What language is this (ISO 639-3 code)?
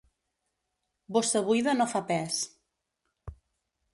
cat